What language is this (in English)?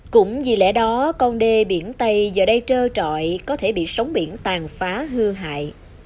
Vietnamese